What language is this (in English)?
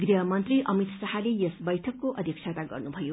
Nepali